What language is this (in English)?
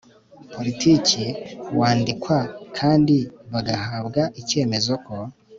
Kinyarwanda